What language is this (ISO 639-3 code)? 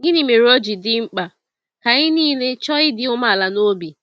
ibo